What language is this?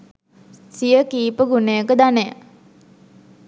Sinhala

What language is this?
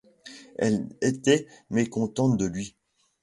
French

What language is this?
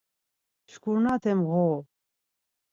Laz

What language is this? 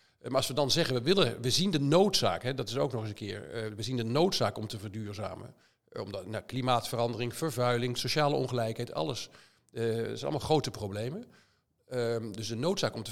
Dutch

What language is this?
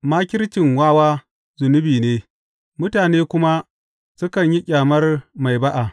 Hausa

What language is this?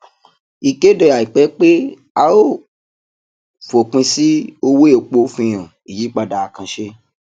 Yoruba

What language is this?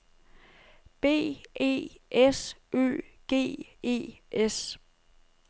Danish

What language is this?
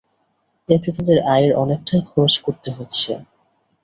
Bangla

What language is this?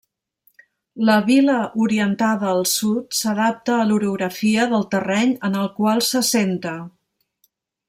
Catalan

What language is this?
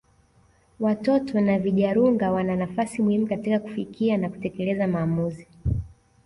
Swahili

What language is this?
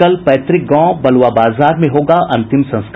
Hindi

